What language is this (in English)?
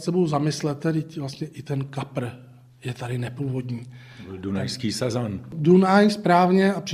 Czech